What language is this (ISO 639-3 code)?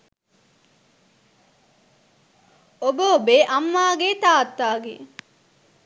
sin